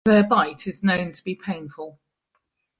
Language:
English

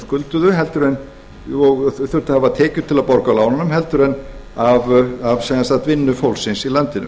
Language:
Icelandic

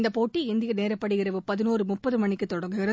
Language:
Tamil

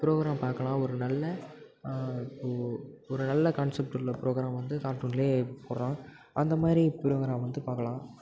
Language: Tamil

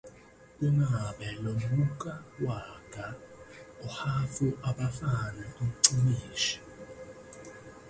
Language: Zulu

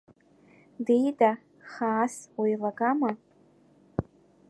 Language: Abkhazian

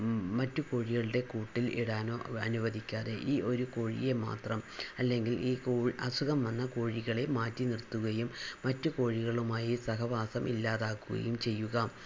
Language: Malayalam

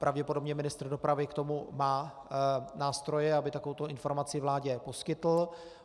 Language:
Czech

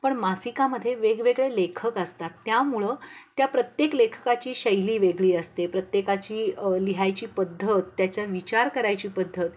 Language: Marathi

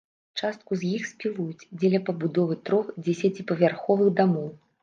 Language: Belarusian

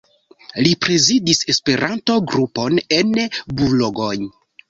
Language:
Esperanto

